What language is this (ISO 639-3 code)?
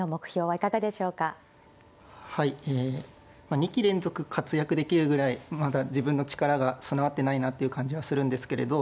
jpn